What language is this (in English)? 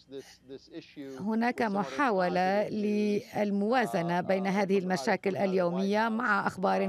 Arabic